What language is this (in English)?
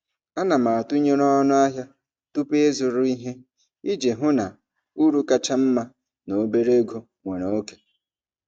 Igbo